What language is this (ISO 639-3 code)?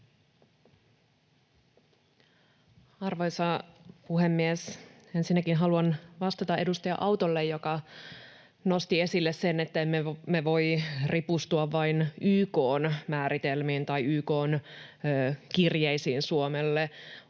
fin